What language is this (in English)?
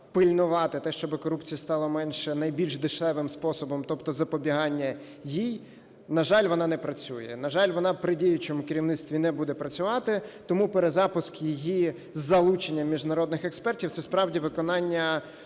Ukrainian